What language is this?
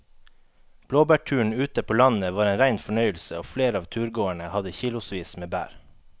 Norwegian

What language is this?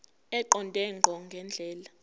Zulu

